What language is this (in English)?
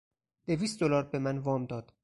Persian